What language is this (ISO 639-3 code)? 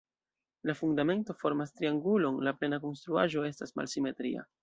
epo